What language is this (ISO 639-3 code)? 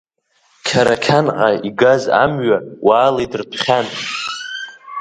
abk